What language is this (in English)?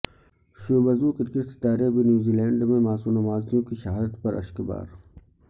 Urdu